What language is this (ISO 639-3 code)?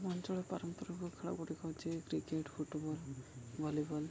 ori